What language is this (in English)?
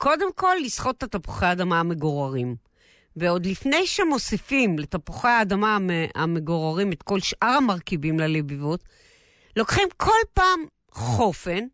Hebrew